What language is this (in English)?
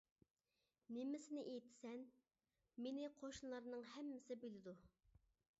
Uyghur